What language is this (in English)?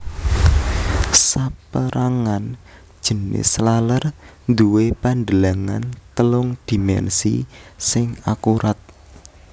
Javanese